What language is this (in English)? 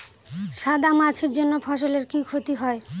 Bangla